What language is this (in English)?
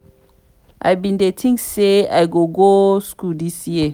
Nigerian Pidgin